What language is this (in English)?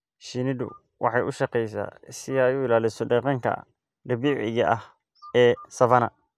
Somali